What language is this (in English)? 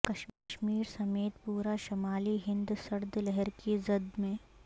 Urdu